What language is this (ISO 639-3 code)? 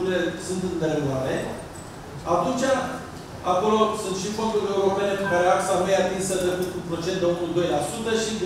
ron